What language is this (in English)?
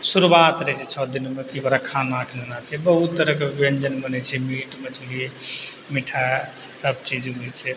Maithili